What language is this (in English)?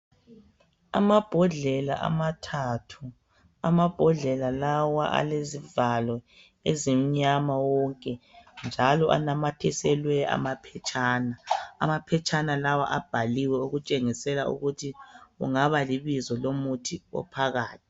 North Ndebele